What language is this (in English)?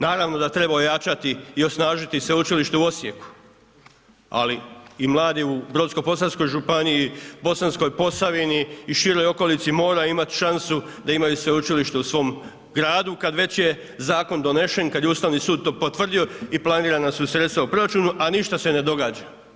Croatian